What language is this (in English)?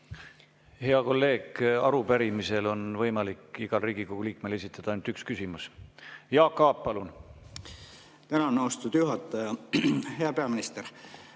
Estonian